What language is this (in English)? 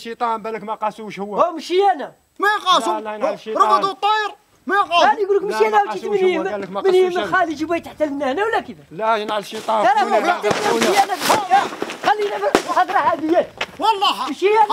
Arabic